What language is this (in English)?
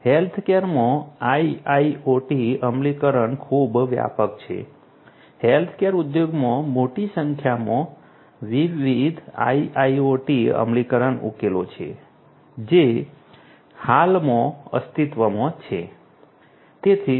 Gujarati